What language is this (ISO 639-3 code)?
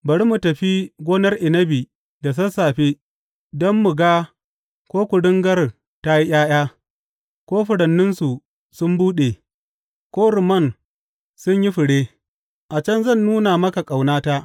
hau